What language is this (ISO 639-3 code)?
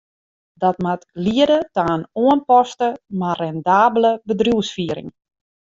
fry